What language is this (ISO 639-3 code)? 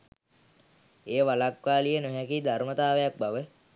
sin